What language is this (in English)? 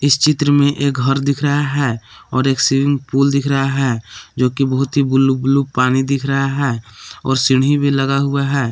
Hindi